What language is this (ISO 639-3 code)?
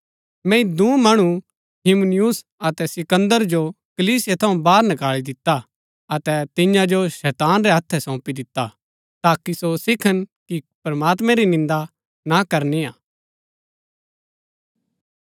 gbk